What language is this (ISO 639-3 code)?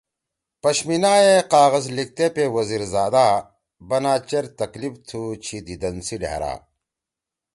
trw